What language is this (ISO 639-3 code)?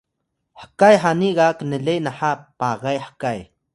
tay